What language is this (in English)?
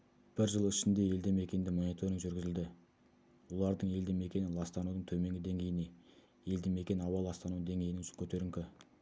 Kazakh